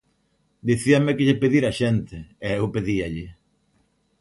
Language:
Galician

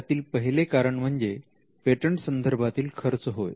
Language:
Marathi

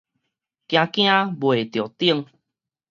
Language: Min Nan Chinese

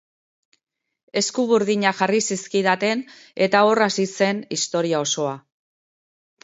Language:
Basque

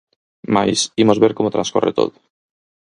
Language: Galician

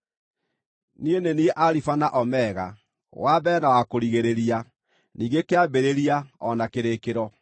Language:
Kikuyu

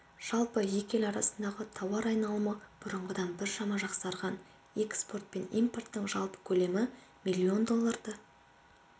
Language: Kazakh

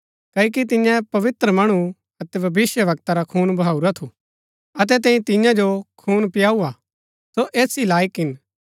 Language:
Gaddi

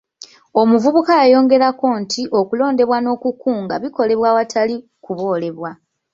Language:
Ganda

